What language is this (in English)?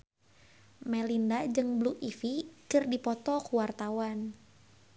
Sundanese